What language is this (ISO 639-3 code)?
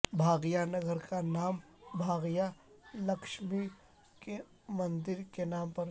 urd